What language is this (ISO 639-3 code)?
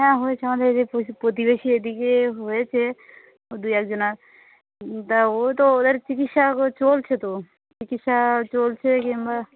ben